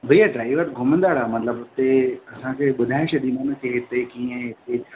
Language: Sindhi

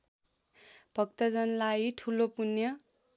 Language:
Nepali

